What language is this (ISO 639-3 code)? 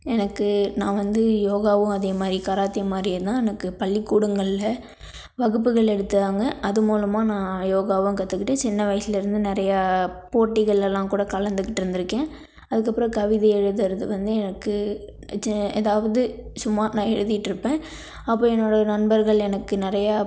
tam